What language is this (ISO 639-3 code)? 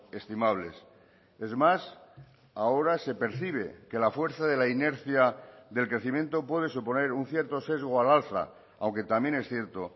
spa